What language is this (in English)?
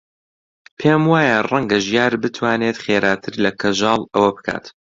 Central Kurdish